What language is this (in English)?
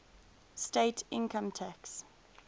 English